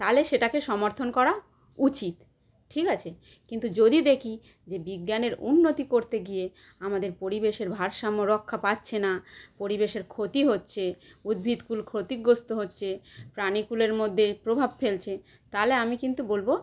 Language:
Bangla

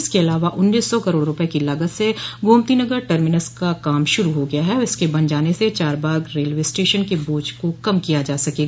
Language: Hindi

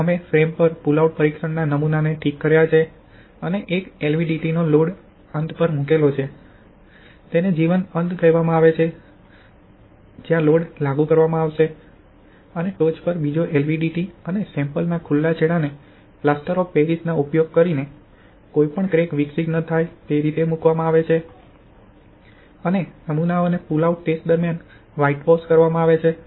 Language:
Gujarati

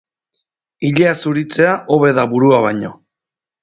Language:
Basque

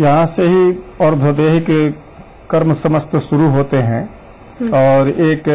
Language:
Hindi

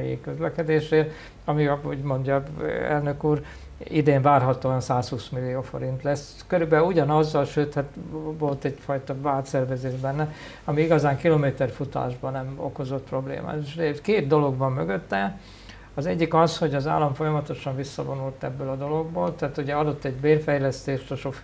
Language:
Hungarian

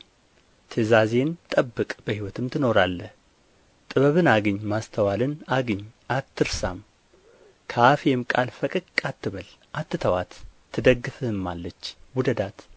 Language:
Amharic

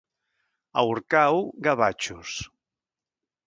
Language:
Catalan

